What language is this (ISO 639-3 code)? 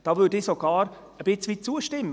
gsw